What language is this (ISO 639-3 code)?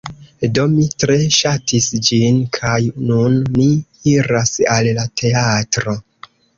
epo